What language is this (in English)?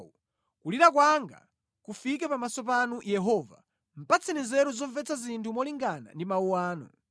Nyanja